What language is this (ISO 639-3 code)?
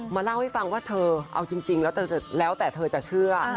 tha